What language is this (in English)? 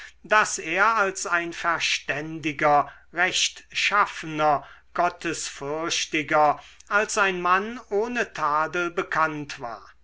German